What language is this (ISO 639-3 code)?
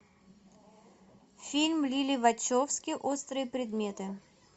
rus